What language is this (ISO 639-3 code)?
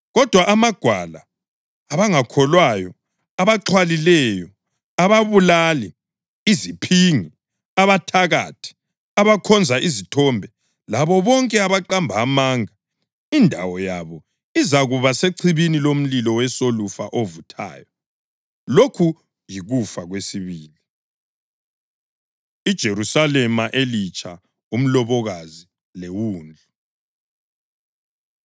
nde